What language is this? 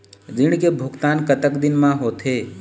Chhattisgarhi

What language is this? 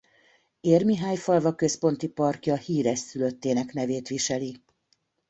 Hungarian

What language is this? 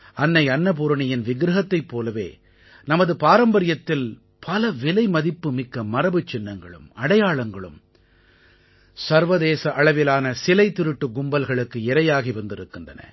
Tamil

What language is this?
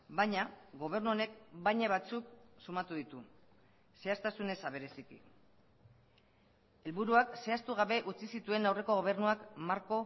Basque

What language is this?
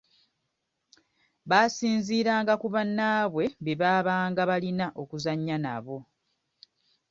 Ganda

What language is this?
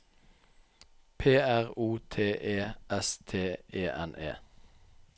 Norwegian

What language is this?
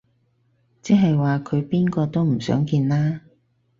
Cantonese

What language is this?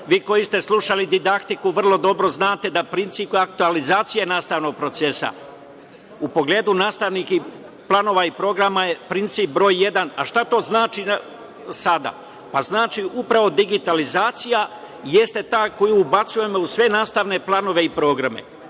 Serbian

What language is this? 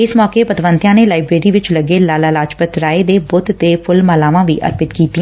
Punjabi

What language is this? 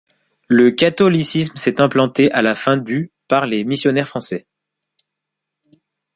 French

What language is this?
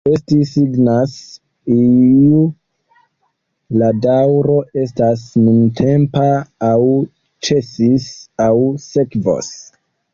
Esperanto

